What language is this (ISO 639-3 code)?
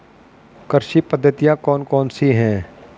hin